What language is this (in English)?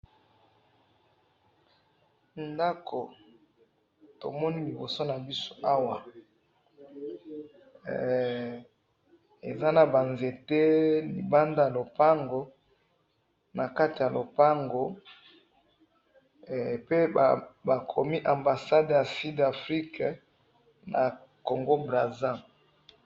Lingala